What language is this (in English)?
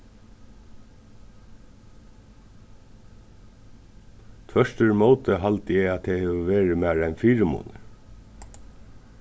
Faroese